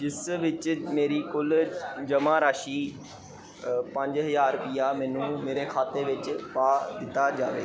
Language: Punjabi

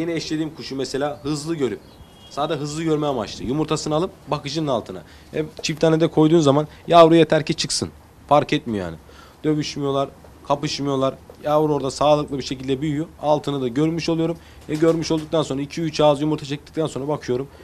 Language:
Turkish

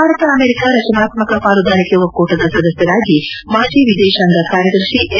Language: Kannada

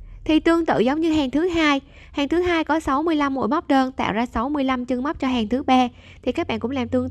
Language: Vietnamese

